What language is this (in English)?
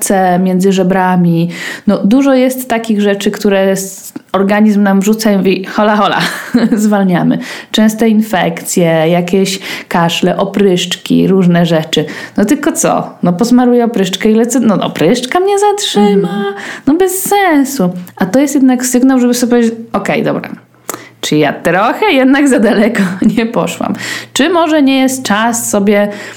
Polish